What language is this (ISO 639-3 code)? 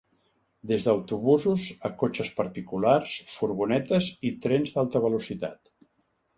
cat